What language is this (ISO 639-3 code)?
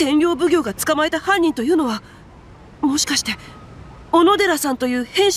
jpn